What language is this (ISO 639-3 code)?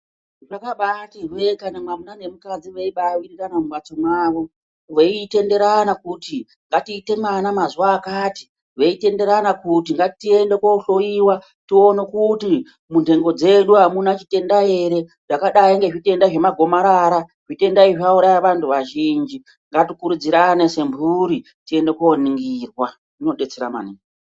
ndc